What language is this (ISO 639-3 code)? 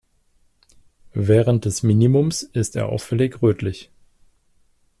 deu